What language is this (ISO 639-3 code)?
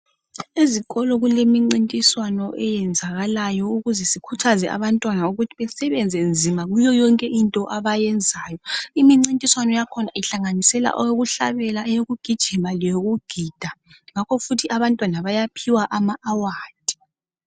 nde